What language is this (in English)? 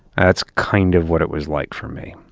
English